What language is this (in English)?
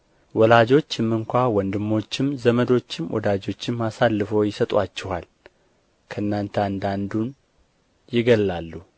Amharic